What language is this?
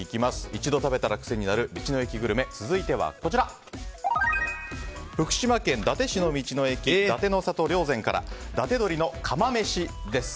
Japanese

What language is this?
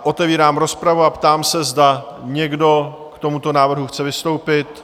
Czech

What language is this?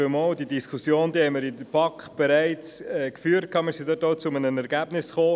Swiss German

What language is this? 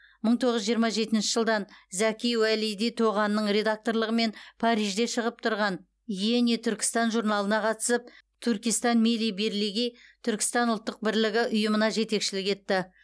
Kazakh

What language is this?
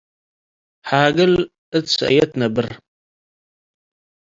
Tigre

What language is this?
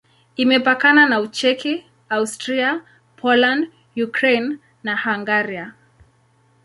Swahili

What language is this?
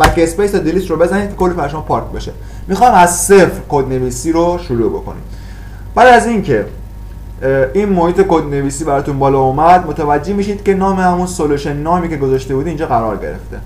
Persian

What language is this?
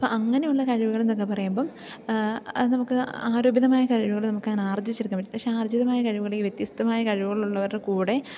Malayalam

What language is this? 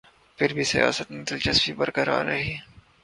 Urdu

